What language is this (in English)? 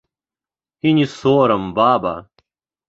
Belarusian